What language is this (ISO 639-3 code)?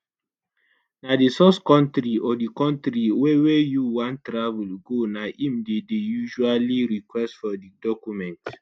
pcm